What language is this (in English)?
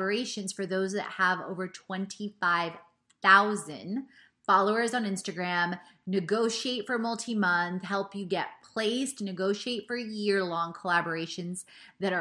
English